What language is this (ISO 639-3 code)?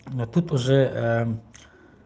rus